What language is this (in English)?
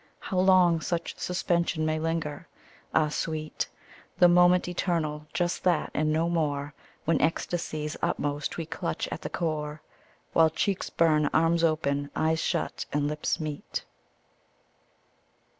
English